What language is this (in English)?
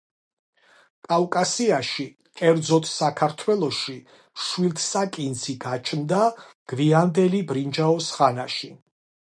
Georgian